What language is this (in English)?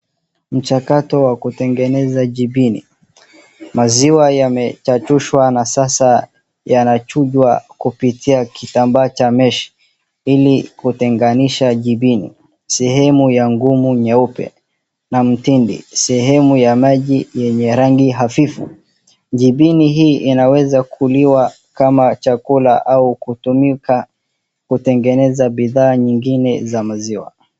Swahili